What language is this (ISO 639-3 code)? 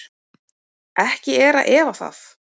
isl